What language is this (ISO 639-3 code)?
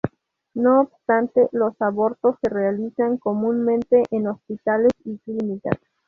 spa